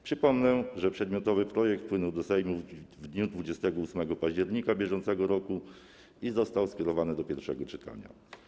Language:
Polish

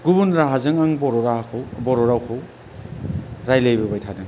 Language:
Bodo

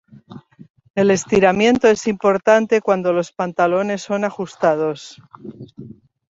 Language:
Spanish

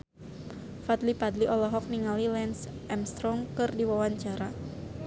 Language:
Sundanese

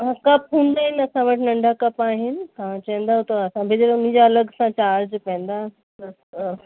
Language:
Sindhi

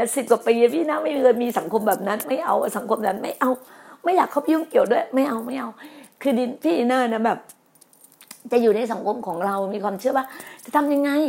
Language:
Thai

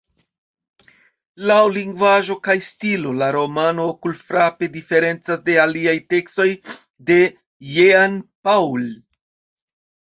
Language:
Esperanto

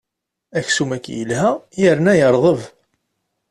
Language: Kabyle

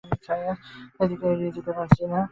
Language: Bangla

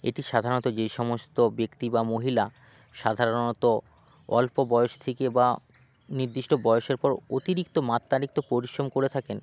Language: Bangla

